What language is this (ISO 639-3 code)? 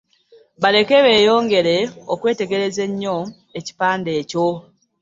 lug